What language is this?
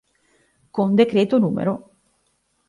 Italian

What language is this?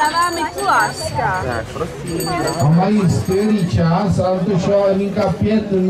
Czech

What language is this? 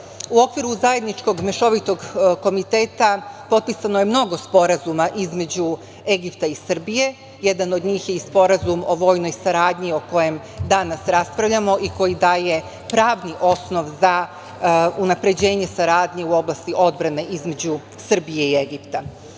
Serbian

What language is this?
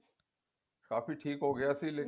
Punjabi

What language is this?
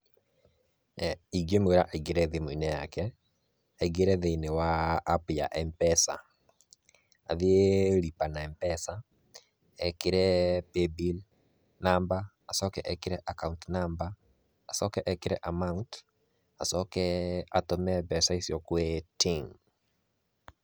Kikuyu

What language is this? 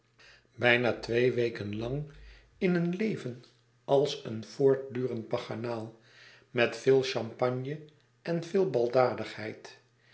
Dutch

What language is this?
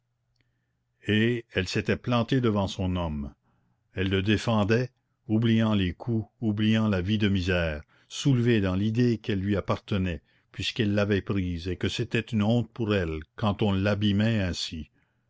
French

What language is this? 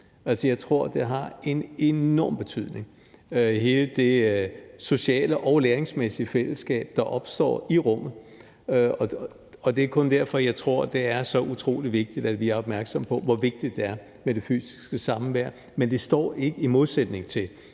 Danish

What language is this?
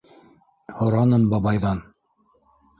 Bashkir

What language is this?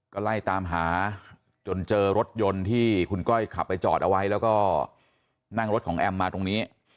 Thai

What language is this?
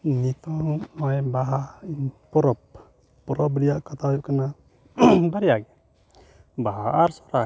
Santali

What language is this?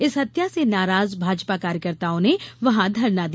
Hindi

